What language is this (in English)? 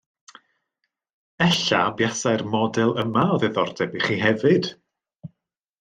Welsh